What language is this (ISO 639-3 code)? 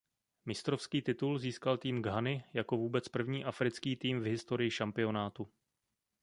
ces